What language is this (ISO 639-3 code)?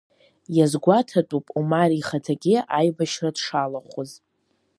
abk